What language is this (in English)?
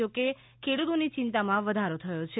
Gujarati